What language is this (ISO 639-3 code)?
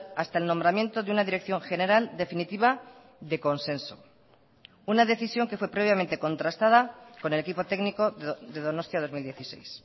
spa